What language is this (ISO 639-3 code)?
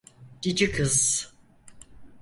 tur